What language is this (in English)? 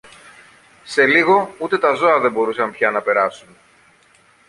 Greek